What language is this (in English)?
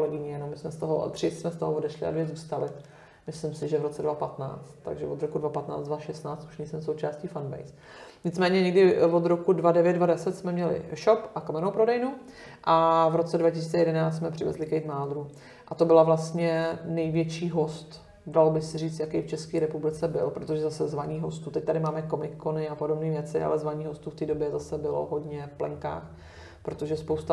Czech